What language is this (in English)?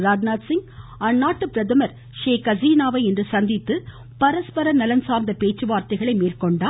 Tamil